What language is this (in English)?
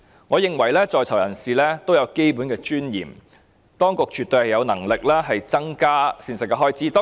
Cantonese